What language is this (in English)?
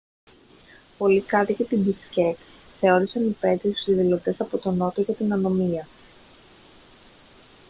Greek